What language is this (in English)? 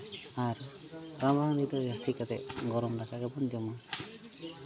Santali